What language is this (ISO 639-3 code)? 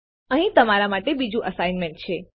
guj